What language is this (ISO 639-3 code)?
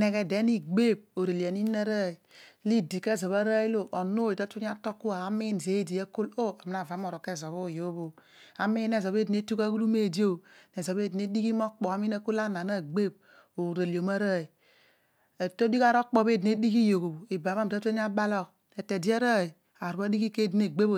odu